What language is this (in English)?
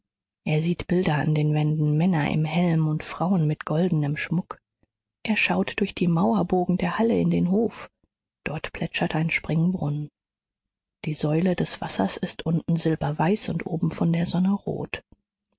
German